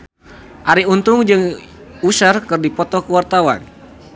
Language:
Sundanese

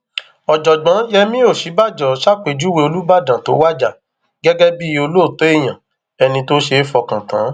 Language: Yoruba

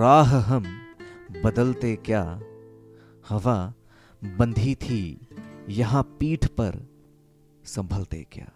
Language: Hindi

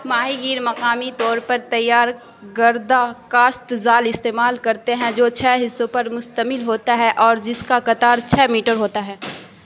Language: Urdu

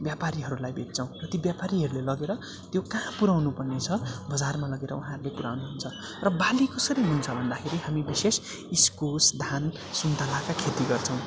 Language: Nepali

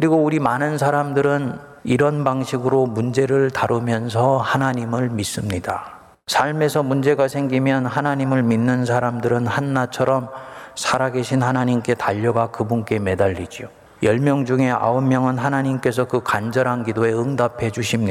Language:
Korean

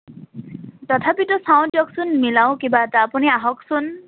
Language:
Assamese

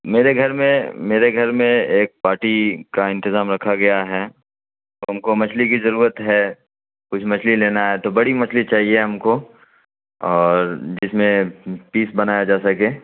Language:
Urdu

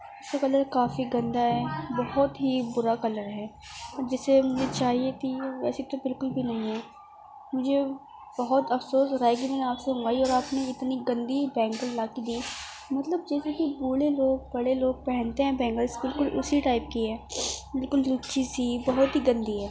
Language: Urdu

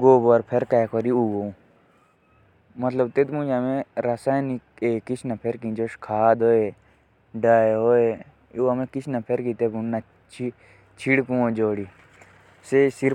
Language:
Jaunsari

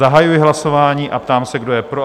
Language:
Czech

